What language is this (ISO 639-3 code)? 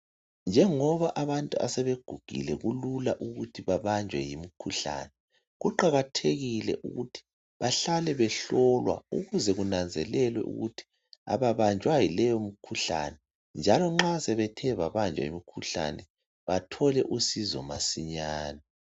nde